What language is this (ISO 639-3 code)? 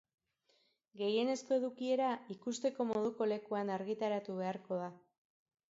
eus